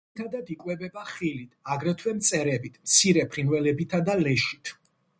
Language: Georgian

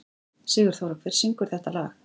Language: Icelandic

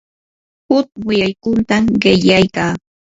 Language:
Yanahuanca Pasco Quechua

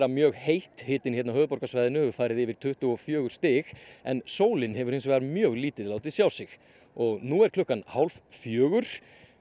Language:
Icelandic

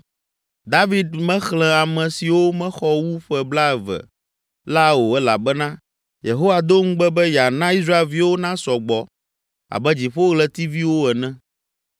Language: Ewe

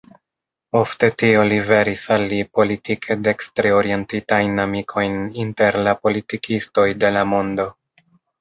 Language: Esperanto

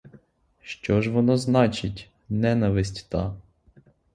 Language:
Ukrainian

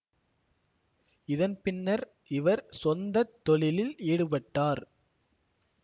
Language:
Tamil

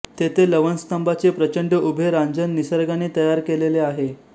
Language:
Marathi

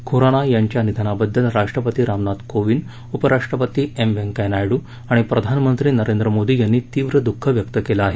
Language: Marathi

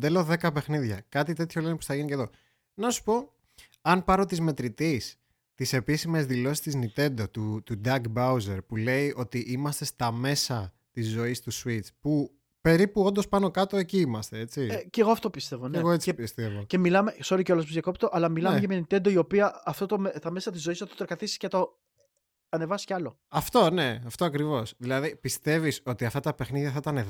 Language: Greek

